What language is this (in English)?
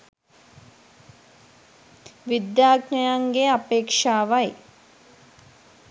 Sinhala